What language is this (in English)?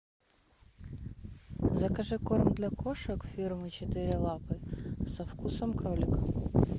Russian